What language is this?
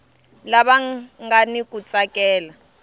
Tsonga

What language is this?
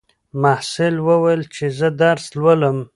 Pashto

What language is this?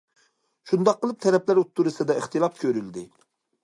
Uyghur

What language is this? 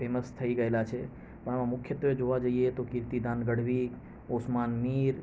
Gujarati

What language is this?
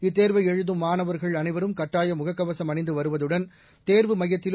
Tamil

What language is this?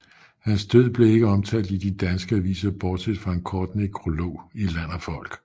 Danish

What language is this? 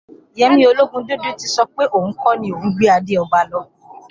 Yoruba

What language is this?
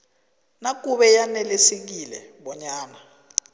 South Ndebele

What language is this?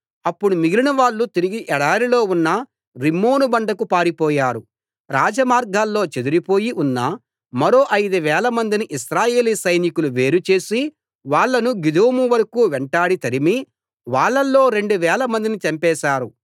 Telugu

